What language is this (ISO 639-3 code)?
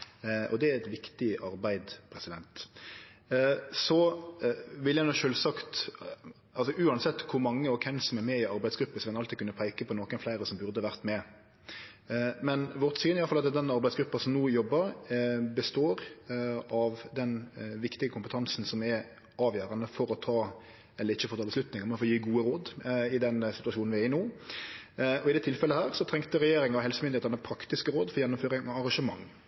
nno